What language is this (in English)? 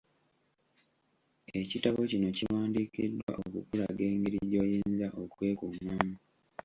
Ganda